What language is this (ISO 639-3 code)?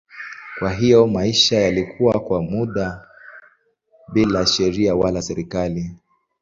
swa